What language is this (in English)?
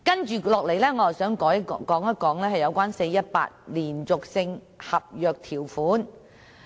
Cantonese